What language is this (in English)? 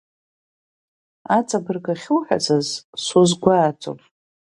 Abkhazian